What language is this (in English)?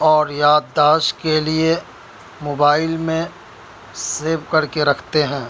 Urdu